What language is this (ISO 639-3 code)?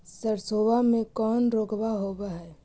mag